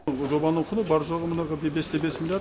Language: Kazakh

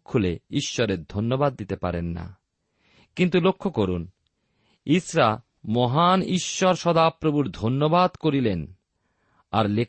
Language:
Bangla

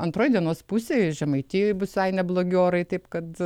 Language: Lithuanian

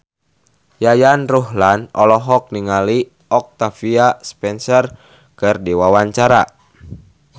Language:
Sundanese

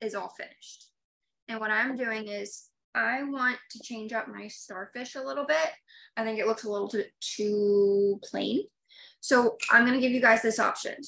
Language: English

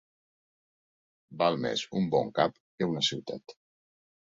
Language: Catalan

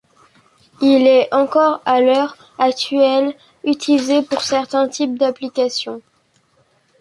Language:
French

